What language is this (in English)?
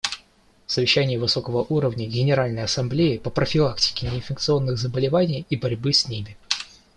Russian